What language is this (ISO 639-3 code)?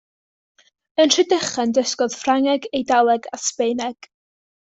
cym